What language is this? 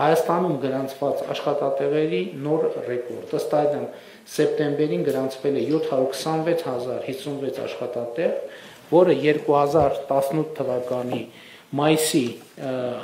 Romanian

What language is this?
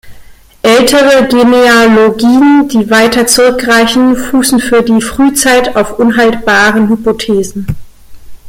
German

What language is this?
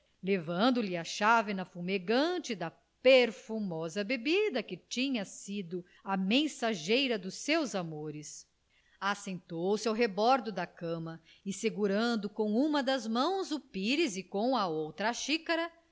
Portuguese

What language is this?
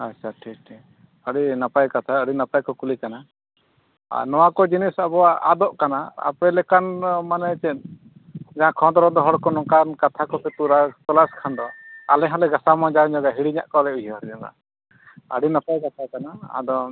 Santali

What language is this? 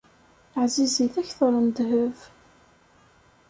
Kabyle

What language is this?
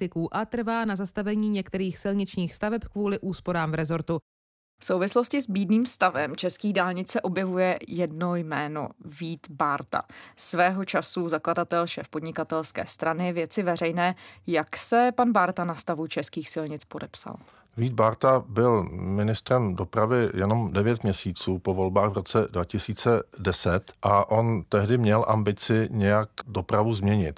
Czech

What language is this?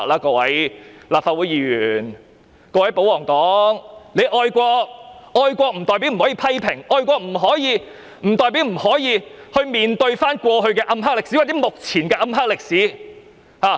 Cantonese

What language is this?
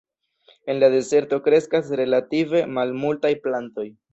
Esperanto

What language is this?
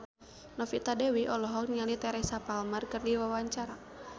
Sundanese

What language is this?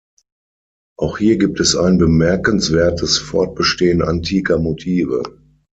German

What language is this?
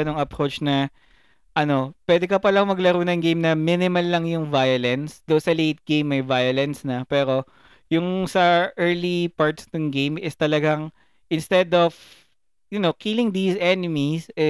Filipino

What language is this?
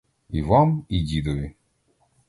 Ukrainian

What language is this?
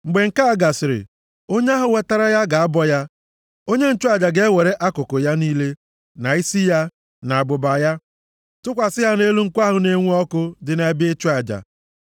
Igbo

